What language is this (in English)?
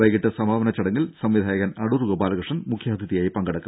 Malayalam